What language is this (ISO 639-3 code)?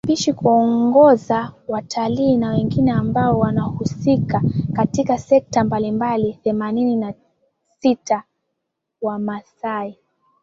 swa